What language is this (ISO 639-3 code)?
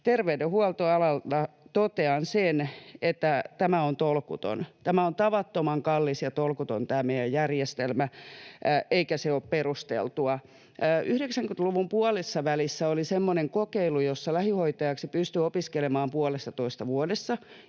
fin